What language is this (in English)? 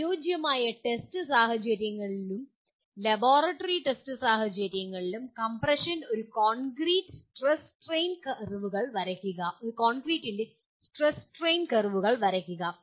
Malayalam